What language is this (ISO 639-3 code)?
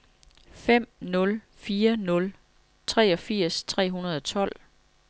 dan